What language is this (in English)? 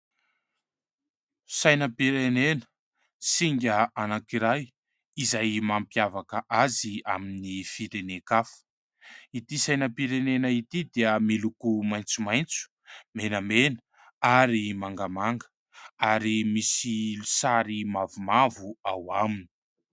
Malagasy